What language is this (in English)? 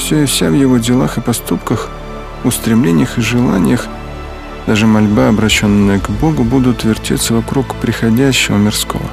Russian